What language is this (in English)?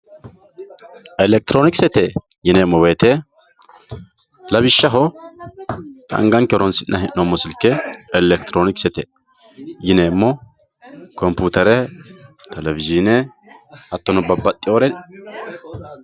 Sidamo